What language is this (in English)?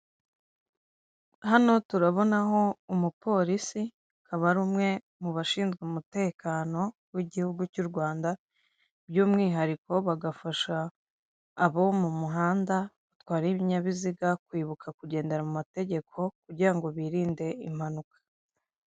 Kinyarwanda